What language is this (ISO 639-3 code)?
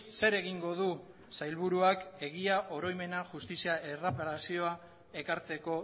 eus